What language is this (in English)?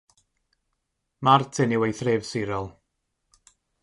Welsh